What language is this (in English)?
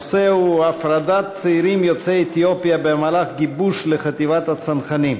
Hebrew